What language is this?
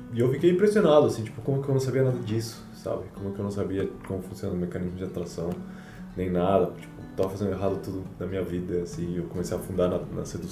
Portuguese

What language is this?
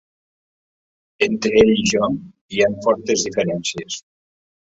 Catalan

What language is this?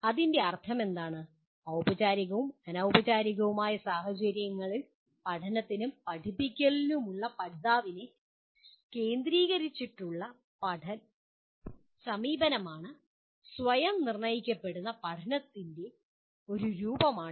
Malayalam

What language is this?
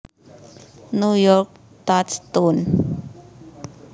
Javanese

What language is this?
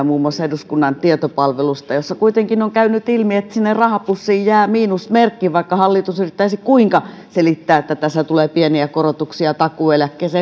Finnish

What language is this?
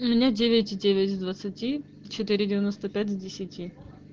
Russian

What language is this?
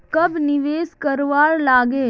Magahi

